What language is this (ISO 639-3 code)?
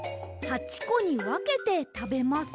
jpn